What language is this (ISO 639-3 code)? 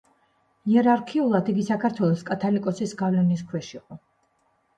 kat